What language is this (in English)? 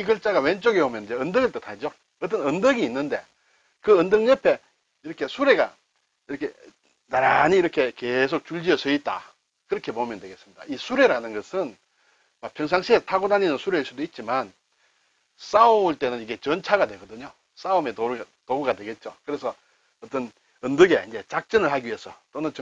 Korean